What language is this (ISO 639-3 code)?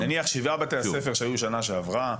heb